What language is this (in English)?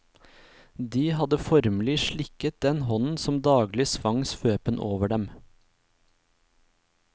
Norwegian